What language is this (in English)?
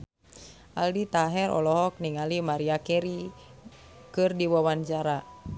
Sundanese